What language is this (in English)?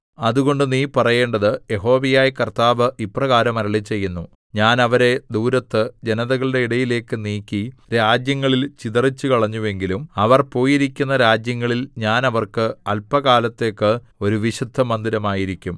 Malayalam